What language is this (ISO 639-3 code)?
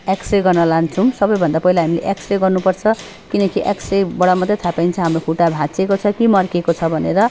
nep